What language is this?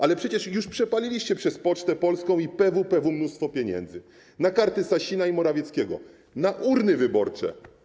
Polish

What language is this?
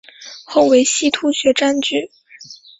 Chinese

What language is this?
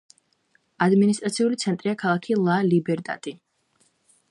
Georgian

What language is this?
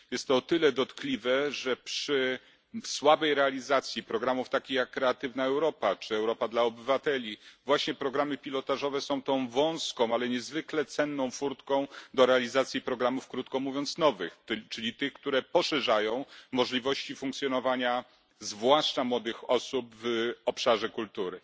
Polish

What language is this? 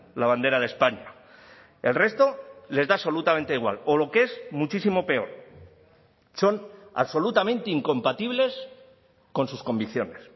Spanish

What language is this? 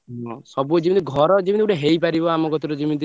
Odia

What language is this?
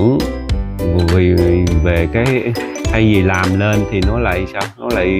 Vietnamese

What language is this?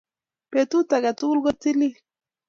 Kalenjin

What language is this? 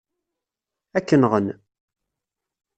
Kabyle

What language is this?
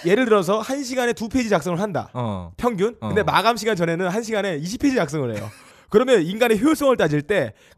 Korean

